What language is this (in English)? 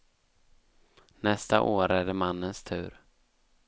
Swedish